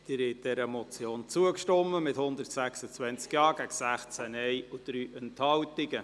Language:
Swiss German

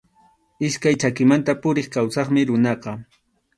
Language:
Arequipa-La Unión Quechua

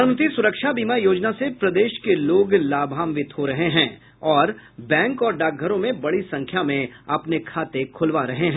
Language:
Hindi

